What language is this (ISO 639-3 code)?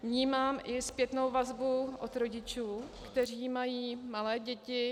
ces